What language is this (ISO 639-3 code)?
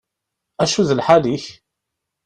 kab